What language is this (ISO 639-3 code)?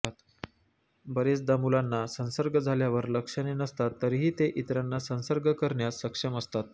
mar